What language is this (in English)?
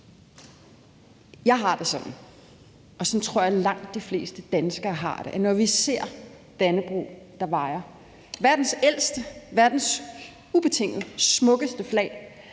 Danish